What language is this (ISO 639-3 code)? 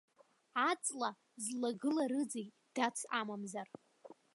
abk